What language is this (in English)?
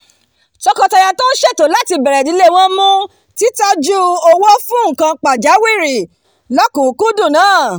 Yoruba